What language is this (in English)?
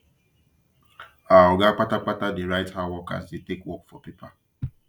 Nigerian Pidgin